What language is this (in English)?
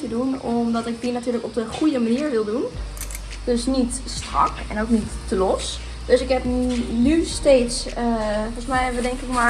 Dutch